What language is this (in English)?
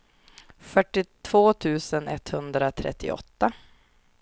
Swedish